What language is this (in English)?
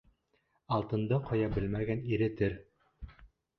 Bashkir